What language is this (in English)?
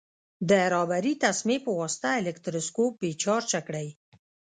Pashto